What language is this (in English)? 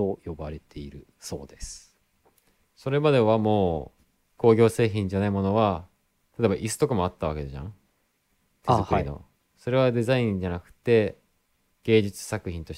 Japanese